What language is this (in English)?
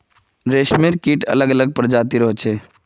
Magahi